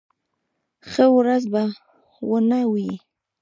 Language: Pashto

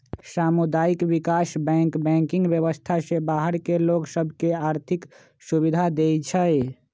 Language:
Magahi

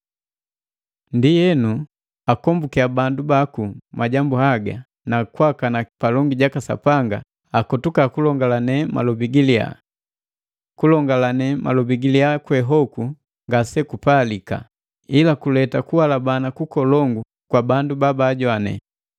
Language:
Matengo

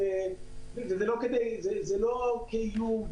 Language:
Hebrew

